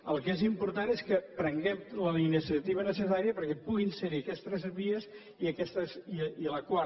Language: Catalan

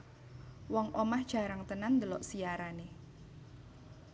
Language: Javanese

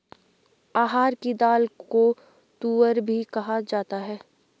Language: Hindi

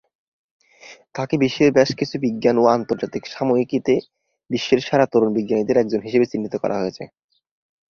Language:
Bangla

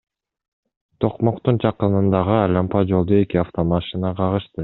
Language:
Kyrgyz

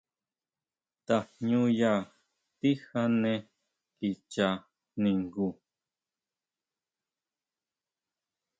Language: Huautla Mazatec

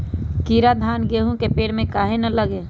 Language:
Magahi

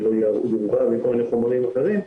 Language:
Hebrew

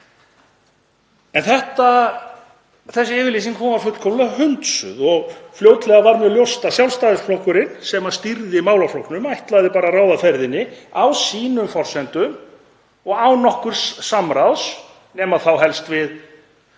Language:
Icelandic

